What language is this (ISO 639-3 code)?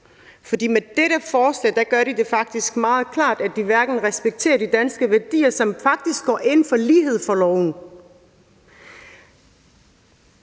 dan